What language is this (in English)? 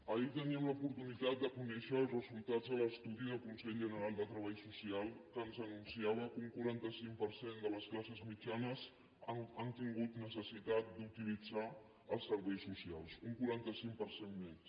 Catalan